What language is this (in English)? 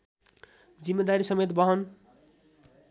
Nepali